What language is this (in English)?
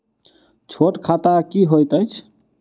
Maithili